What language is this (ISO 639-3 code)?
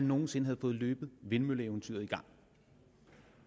dan